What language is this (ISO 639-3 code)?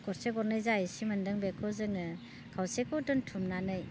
brx